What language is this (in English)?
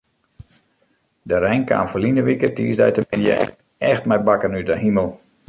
Western Frisian